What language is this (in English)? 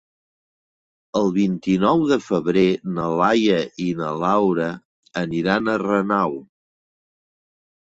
Catalan